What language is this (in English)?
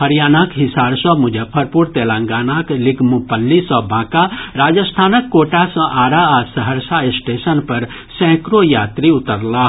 Maithili